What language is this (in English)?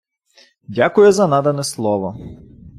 Ukrainian